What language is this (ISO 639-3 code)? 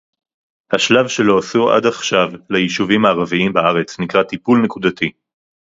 heb